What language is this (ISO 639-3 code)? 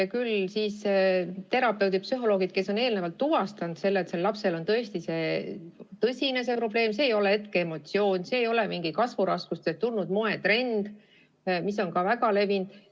est